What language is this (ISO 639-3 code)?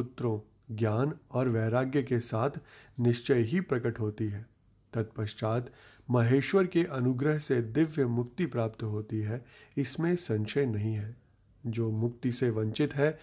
hin